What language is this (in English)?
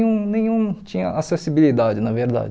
Portuguese